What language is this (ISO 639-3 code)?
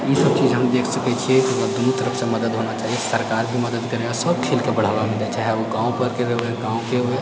mai